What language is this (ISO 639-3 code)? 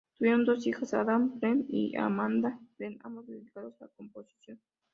spa